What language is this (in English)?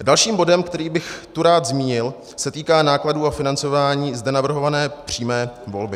Czech